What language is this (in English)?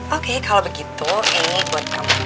Indonesian